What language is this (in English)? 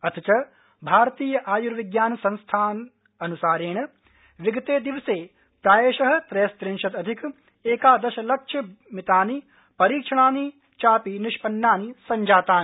Sanskrit